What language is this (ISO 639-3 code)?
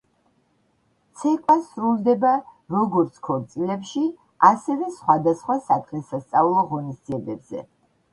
kat